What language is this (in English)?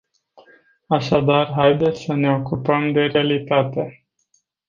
Romanian